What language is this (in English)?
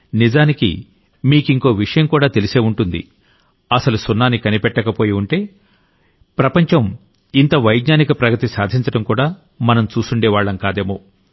Telugu